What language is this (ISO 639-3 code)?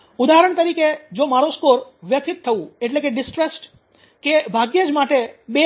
guj